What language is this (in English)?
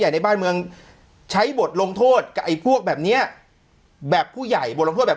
Thai